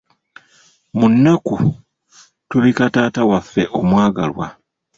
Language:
Ganda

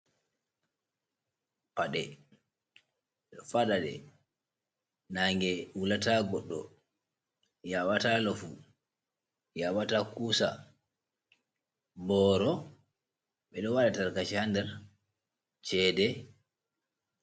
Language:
Fula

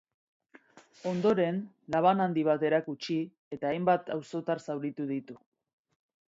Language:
Basque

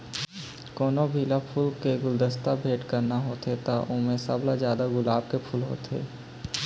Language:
Chhattisgarhi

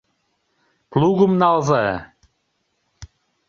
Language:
Mari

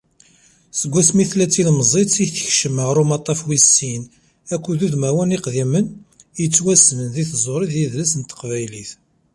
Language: Kabyle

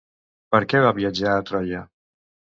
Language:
Catalan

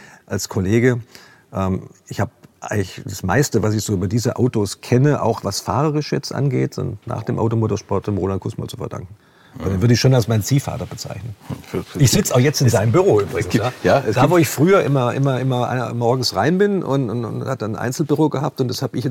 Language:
German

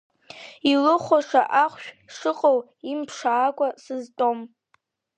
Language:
Abkhazian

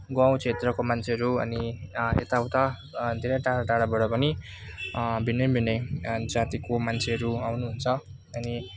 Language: Nepali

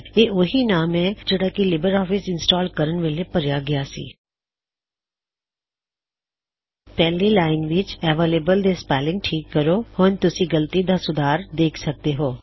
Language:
Punjabi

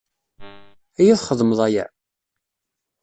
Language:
Kabyle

